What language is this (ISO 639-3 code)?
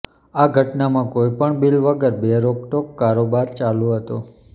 guj